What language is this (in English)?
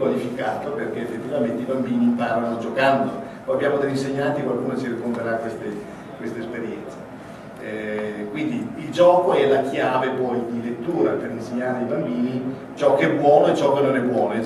Italian